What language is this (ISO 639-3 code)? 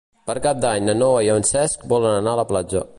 cat